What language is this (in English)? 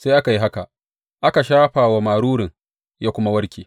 Hausa